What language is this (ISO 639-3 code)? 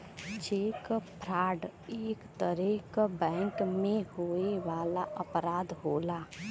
bho